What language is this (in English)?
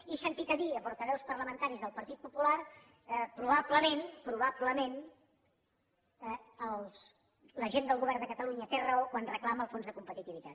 Catalan